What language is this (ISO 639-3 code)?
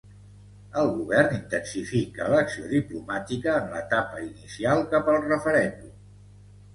cat